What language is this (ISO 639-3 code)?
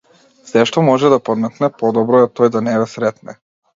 mkd